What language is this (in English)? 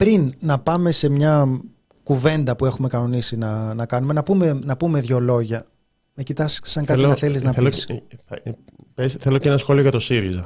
Greek